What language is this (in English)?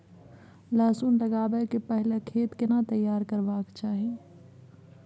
Maithili